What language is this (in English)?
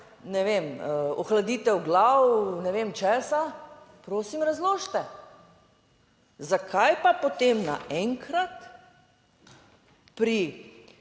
Slovenian